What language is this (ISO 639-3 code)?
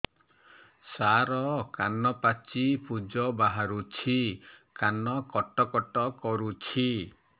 ori